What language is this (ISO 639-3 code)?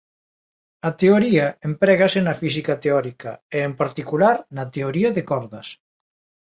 glg